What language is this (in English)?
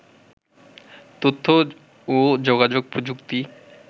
Bangla